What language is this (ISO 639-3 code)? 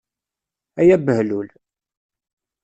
kab